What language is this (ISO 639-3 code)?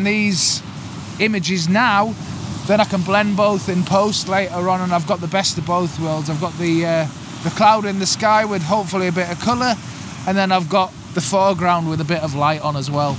eng